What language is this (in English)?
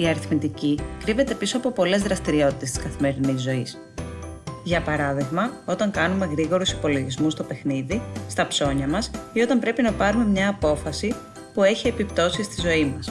Greek